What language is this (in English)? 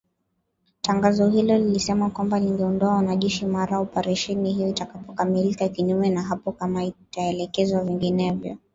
Swahili